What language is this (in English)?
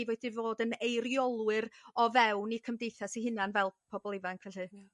Welsh